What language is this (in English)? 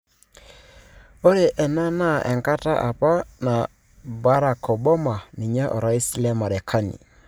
Masai